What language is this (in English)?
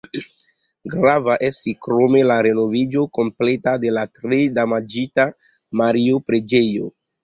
Esperanto